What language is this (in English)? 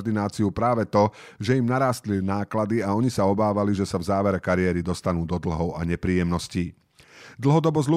Slovak